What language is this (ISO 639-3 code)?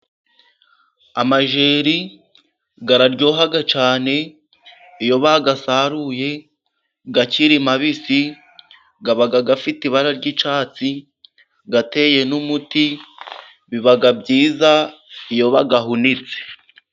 kin